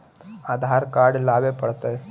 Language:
Magahi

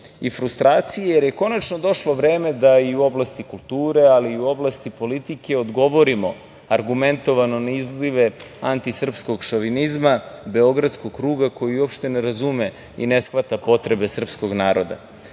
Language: Serbian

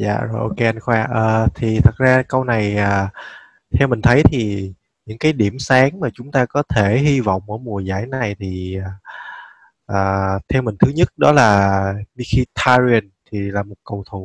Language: Vietnamese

